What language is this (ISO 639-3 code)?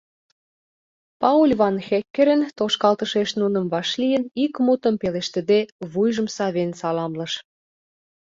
chm